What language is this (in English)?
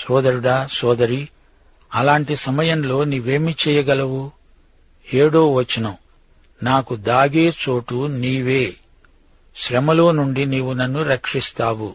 Telugu